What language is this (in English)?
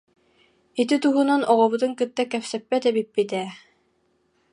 Yakut